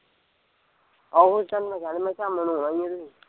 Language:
Punjabi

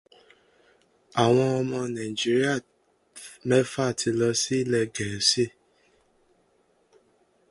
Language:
Yoruba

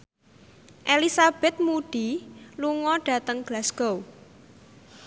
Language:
Javanese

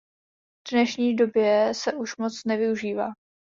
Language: Czech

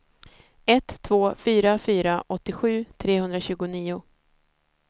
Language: Swedish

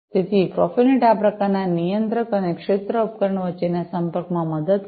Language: Gujarati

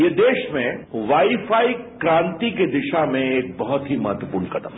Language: Hindi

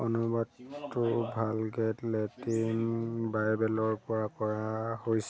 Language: Assamese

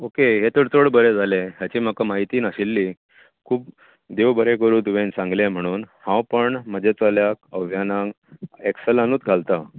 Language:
Konkani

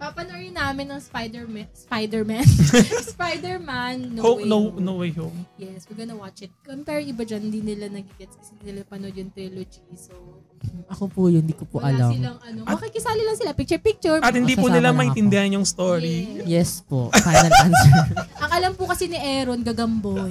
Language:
Filipino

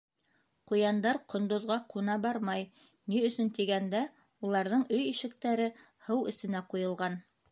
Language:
Bashkir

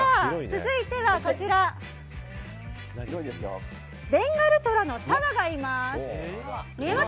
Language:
Japanese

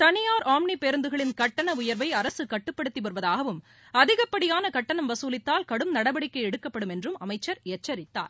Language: Tamil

